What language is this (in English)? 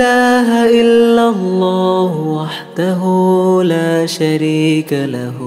Arabic